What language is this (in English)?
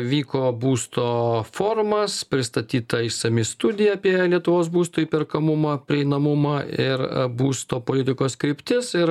Lithuanian